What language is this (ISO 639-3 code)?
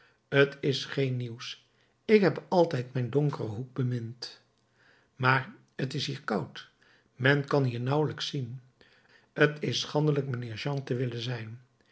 nld